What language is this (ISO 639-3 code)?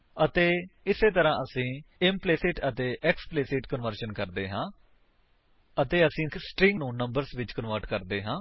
pan